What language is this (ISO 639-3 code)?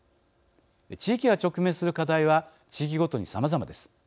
jpn